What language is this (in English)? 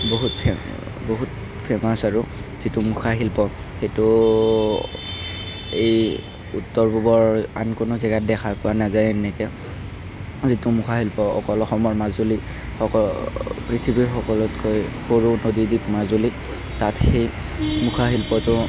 Assamese